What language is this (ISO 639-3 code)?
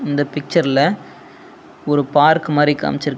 tam